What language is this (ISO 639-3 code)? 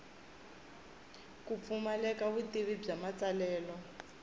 tso